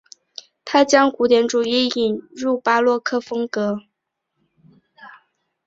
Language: Chinese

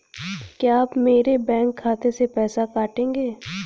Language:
Hindi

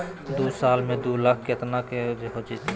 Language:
Magahi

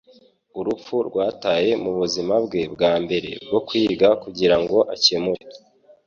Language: Kinyarwanda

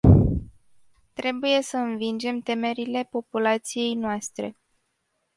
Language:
Romanian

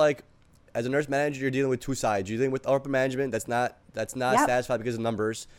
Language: English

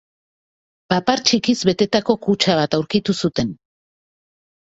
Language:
Basque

